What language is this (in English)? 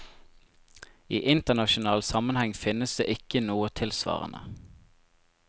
Norwegian